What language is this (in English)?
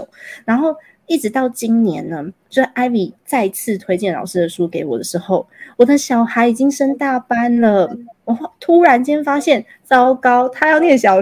Chinese